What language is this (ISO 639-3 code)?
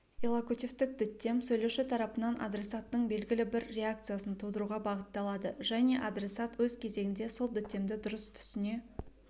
kaz